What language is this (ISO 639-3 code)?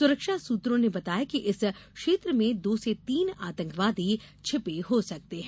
hin